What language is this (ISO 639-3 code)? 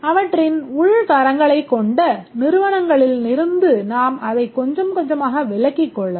tam